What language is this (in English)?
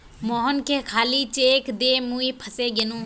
Magahi